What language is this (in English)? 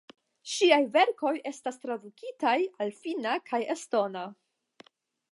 Esperanto